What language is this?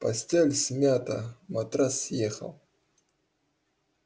Russian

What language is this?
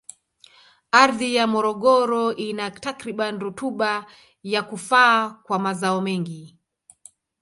Swahili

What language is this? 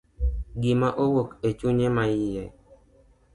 Luo (Kenya and Tanzania)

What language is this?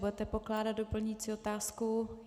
Czech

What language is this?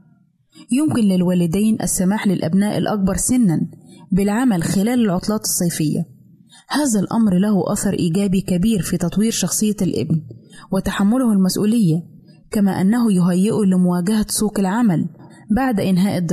Arabic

